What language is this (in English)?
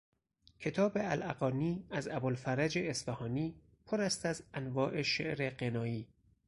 Persian